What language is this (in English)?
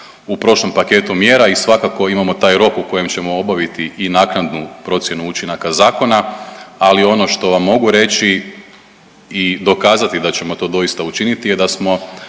Croatian